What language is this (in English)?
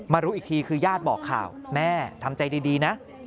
Thai